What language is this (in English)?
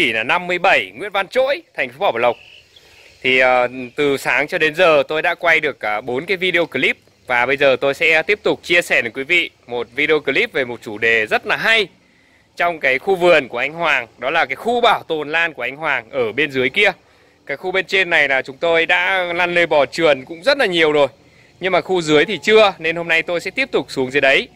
Vietnamese